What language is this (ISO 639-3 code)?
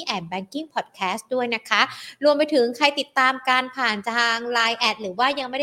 tha